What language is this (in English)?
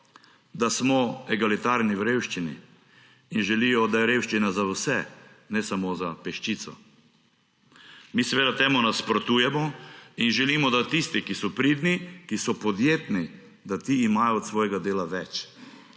Slovenian